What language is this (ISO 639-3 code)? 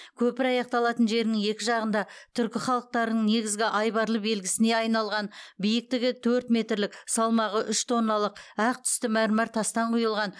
kaz